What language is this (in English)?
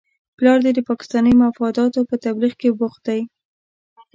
Pashto